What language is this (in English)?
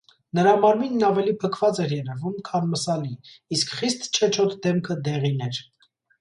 Armenian